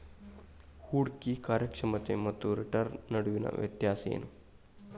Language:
Kannada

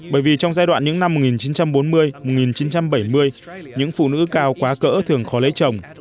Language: Vietnamese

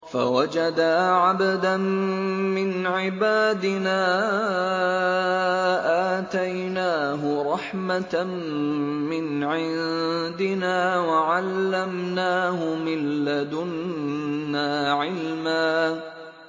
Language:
Arabic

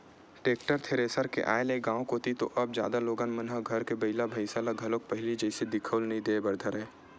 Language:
Chhattisgarhi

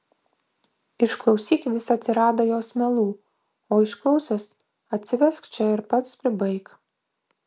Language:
Lithuanian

